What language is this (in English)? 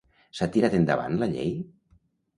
Catalan